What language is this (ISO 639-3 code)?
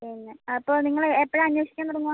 mal